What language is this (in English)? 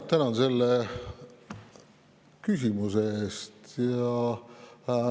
Estonian